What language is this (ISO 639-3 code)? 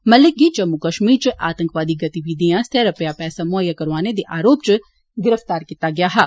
doi